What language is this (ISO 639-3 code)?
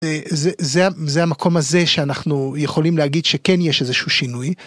heb